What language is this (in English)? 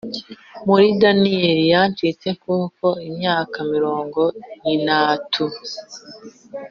Kinyarwanda